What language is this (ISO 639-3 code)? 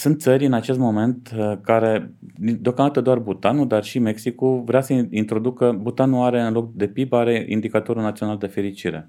ron